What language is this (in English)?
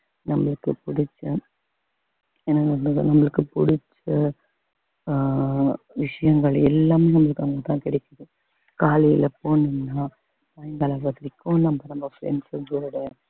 Tamil